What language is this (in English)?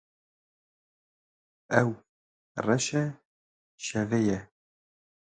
Kurdish